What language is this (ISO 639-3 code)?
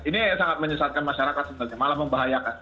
ind